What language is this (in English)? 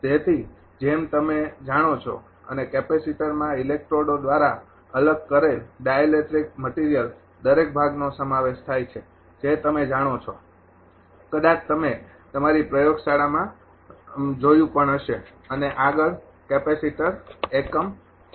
Gujarati